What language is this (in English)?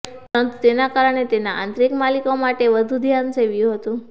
Gujarati